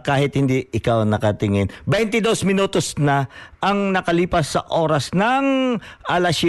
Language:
Filipino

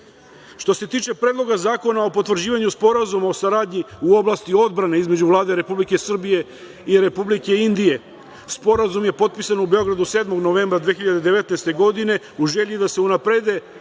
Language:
Serbian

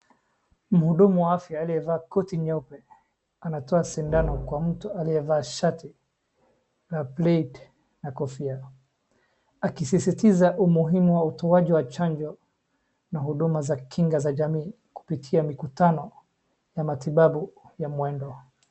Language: Swahili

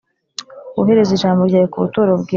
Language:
Kinyarwanda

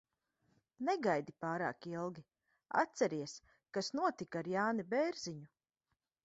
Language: Latvian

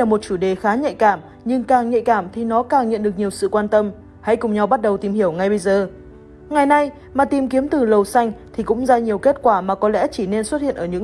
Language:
Vietnamese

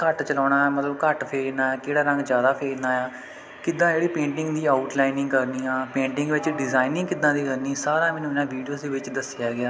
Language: Punjabi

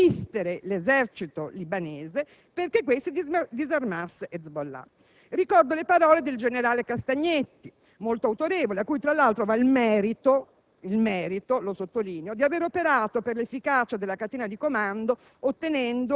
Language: Italian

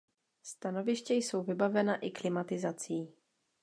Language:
Czech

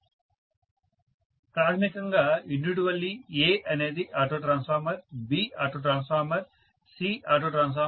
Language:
Telugu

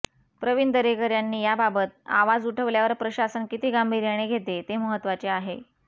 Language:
Marathi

